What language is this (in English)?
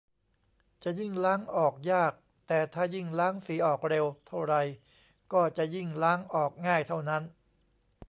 Thai